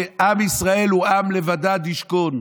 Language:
Hebrew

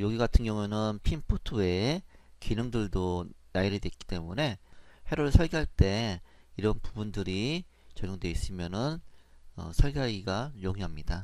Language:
Korean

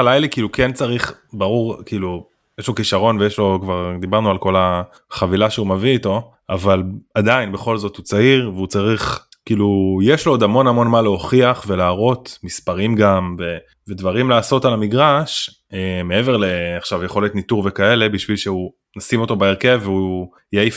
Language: Hebrew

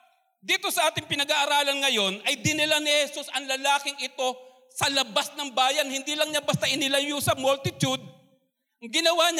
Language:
Filipino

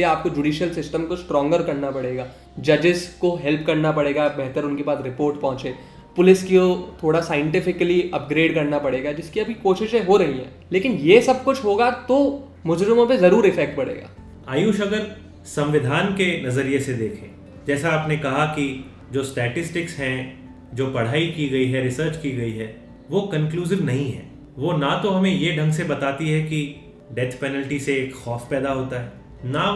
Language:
Hindi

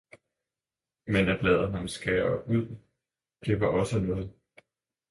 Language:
Danish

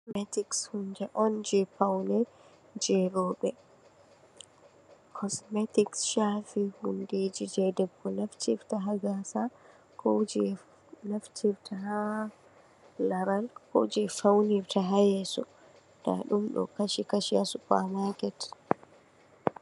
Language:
Fula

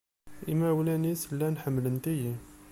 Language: Kabyle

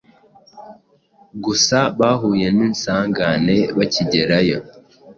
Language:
Kinyarwanda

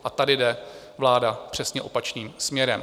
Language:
Czech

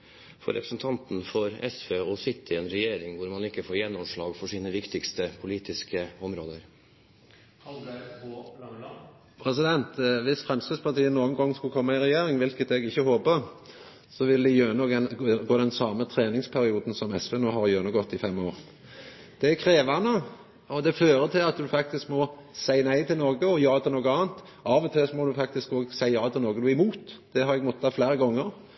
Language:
Norwegian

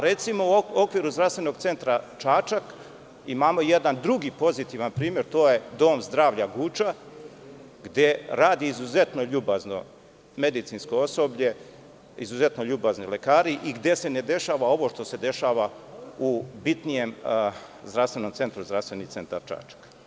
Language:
Serbian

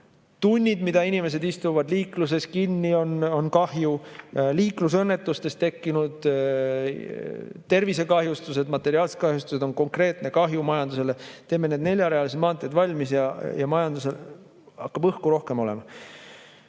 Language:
Estonian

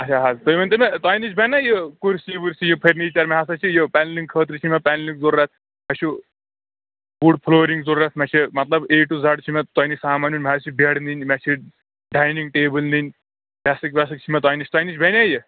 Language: Kashmiri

